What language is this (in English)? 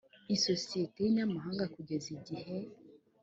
Kinyarwanda